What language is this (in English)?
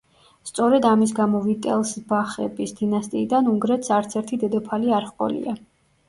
Georgian